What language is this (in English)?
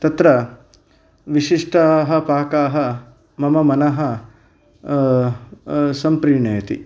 Sanskrit